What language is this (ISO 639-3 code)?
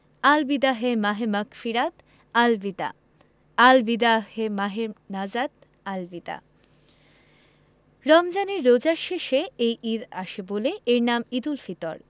ben